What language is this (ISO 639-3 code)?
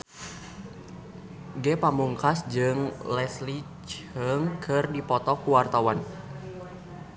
sun